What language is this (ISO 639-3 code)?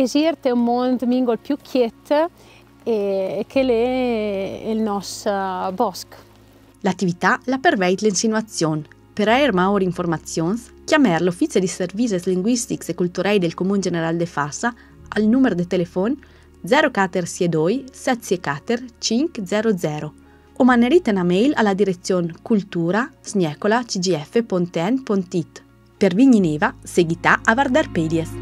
ita